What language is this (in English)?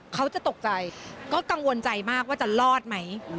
Thai